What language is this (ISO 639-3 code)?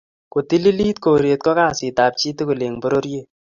kln